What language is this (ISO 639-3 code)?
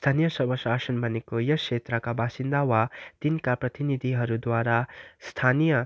nep